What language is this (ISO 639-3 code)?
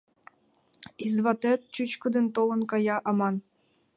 chm